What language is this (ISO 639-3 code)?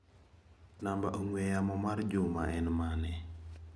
luo